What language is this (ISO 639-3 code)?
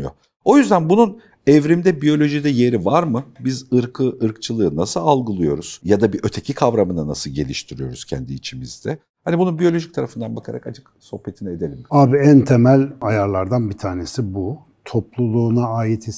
tur